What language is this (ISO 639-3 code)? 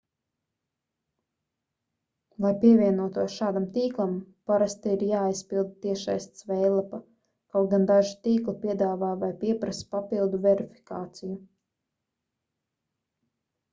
lav